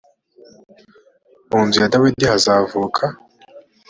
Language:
Kinyarwanda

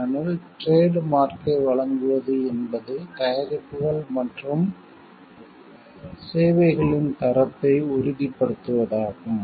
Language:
Tamil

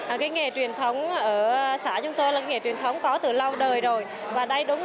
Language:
Vietnamese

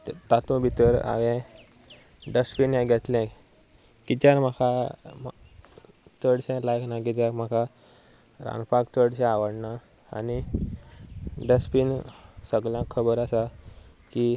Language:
Konkani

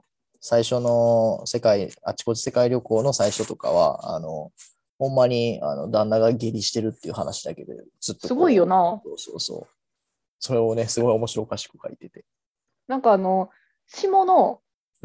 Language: Japanese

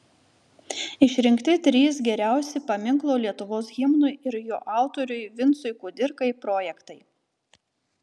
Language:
Lithuanian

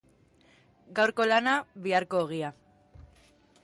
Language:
Basque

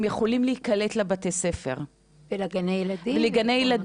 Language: Hebrew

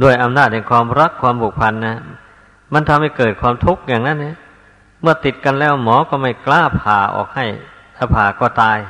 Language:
Thai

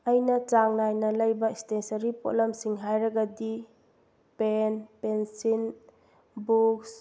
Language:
Manipuri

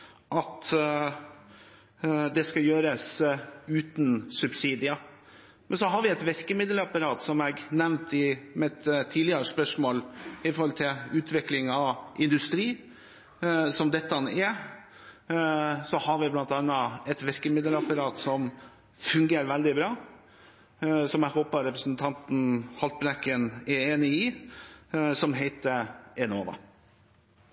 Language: Norwegian Bokmål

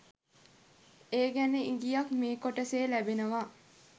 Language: Sinhala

